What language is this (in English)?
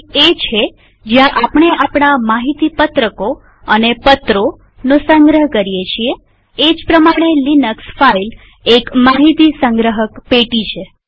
Gujarati